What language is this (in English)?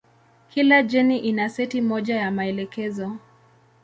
Swahili